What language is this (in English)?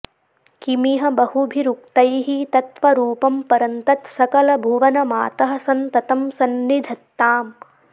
Sanskrit